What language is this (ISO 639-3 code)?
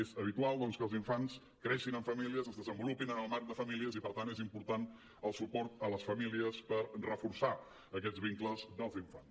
cat